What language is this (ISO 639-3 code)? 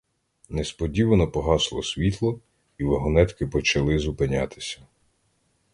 ukr